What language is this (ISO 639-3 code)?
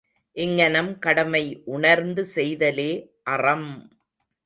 tam